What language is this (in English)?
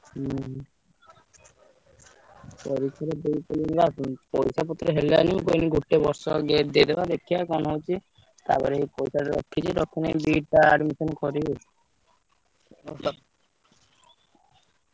Odia